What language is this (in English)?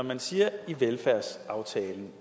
Danish